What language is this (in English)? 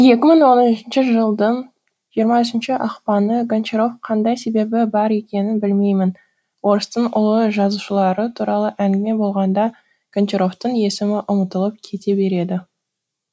Kazakh